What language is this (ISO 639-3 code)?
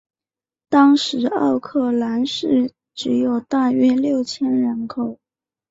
zho